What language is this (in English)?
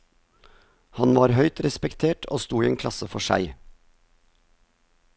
Norwegian